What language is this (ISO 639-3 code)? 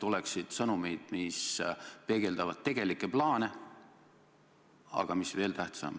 est